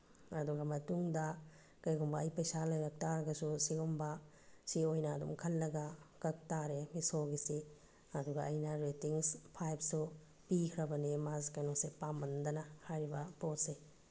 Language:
Manipuri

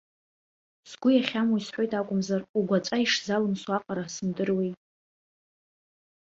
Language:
Abkhazian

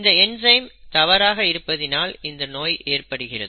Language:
Tamil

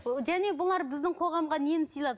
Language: Kazakh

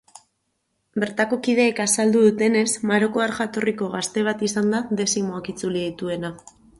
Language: Basque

